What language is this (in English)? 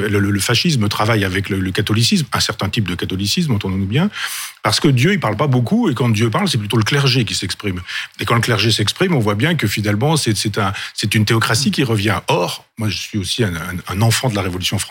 French